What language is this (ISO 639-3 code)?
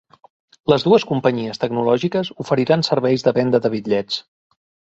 cat